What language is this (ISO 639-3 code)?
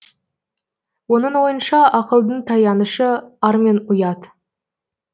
kaz